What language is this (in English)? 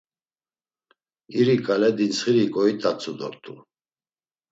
Laz